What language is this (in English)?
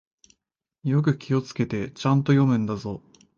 Japanese